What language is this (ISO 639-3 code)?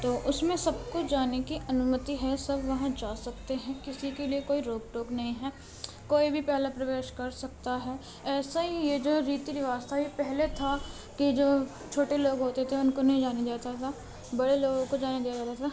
urd